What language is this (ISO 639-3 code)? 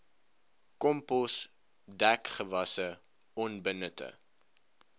afr